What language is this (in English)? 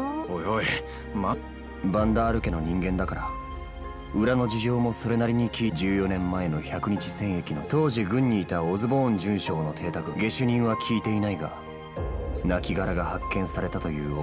Japanese